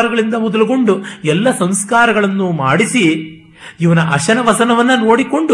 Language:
Kannada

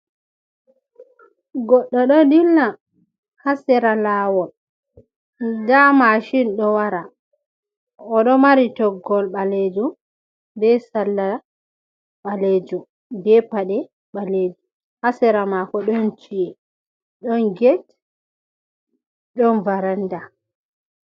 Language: Fula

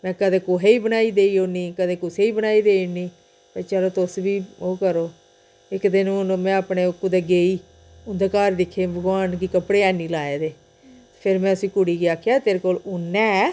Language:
Dogri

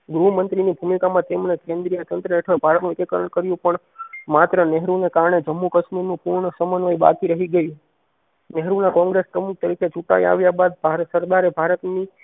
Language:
Gujarati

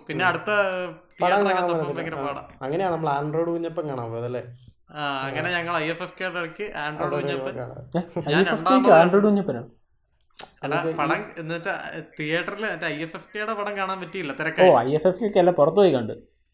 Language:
Malayalam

